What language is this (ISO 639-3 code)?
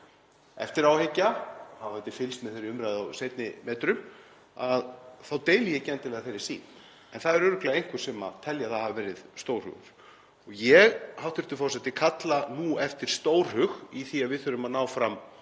isl